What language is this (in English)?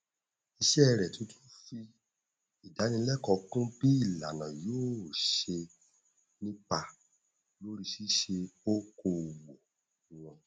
Yoruba